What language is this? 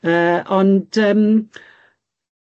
Welsh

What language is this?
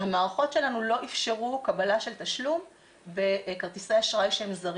Hebrew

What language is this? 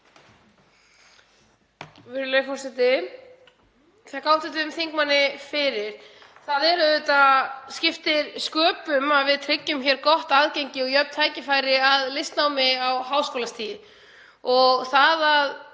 Icelandic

